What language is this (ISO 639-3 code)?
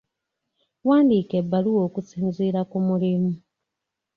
lug